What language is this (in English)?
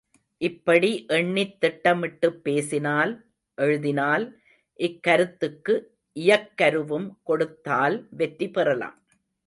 Tamil